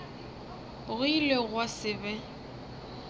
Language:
Northern Sotho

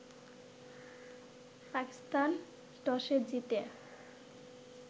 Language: Bangla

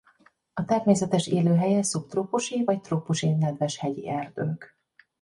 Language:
Hungarian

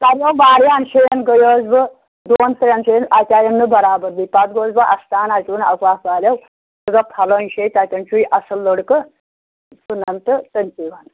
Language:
Kashmiri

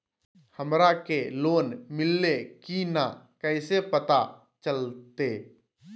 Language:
Magahi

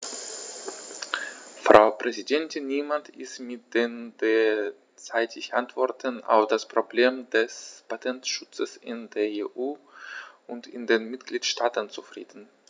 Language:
German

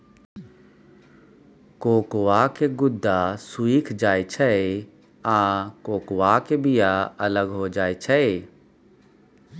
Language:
Maithili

